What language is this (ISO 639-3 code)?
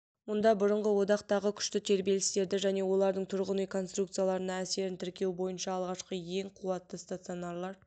kaz